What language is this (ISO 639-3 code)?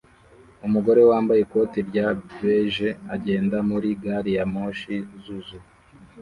kin